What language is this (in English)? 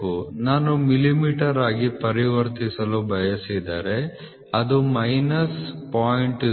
Kannada